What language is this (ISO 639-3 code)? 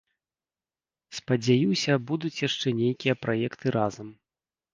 bel